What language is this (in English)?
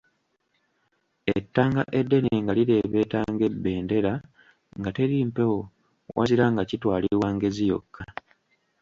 Ganda